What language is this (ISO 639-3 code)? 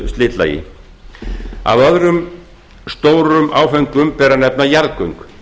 isl